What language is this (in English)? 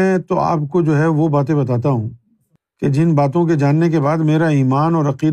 Urdu